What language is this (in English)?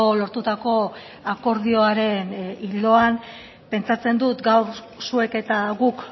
Basque